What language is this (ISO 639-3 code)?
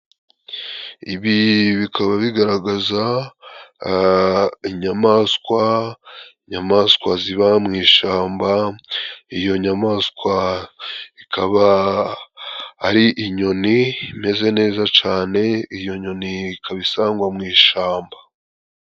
kin